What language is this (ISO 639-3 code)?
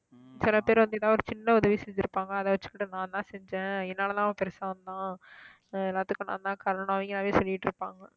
tam